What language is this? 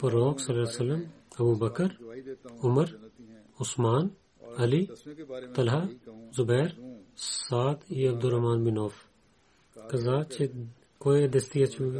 Bulgarian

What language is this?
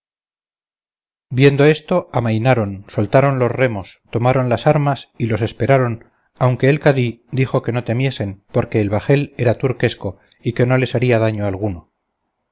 Spanish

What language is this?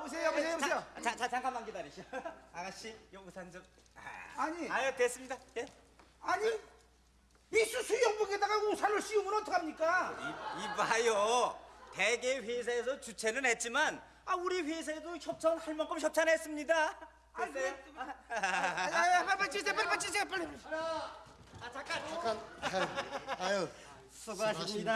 Korean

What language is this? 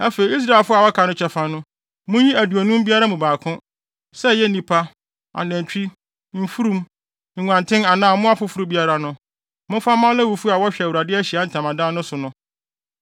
Akan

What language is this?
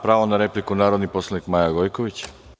Serbian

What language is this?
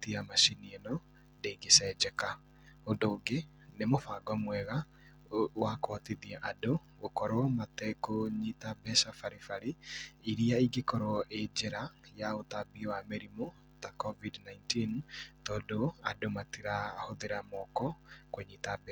Kikuyu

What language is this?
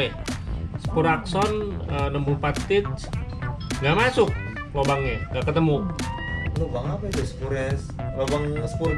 Indonesian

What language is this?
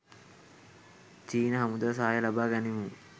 Sinhala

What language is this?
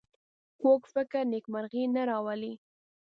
Pashto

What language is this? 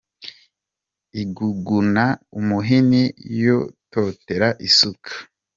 Kinyarwanda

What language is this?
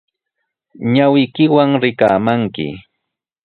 Sihuas Ancash Quechua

